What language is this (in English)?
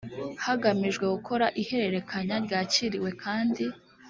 Kinyarwanda